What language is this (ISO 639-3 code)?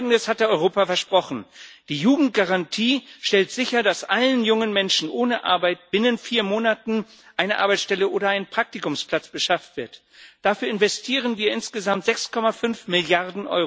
deu